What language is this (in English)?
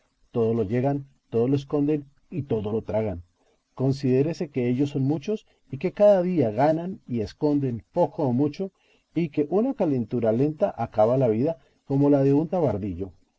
Spanish